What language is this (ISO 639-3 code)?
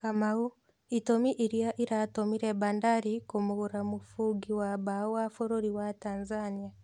kik